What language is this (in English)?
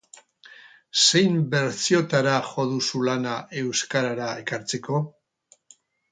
Basque